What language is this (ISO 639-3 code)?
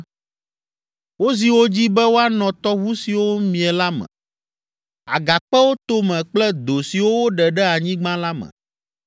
ewe